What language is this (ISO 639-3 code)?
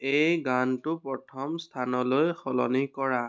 asm